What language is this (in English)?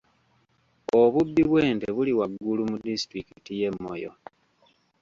Ganda